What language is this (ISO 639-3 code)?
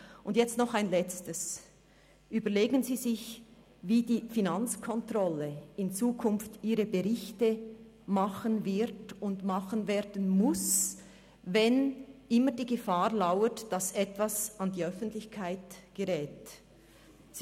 gsw